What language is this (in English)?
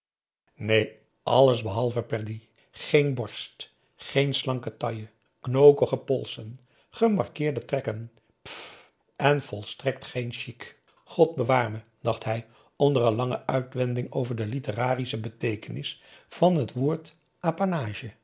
Dutch